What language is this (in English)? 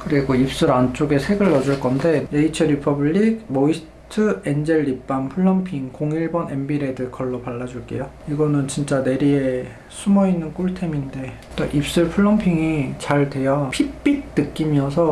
Korean